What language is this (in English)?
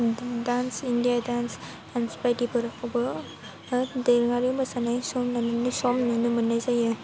Bodo